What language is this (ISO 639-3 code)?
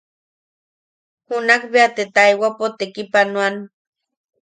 yaq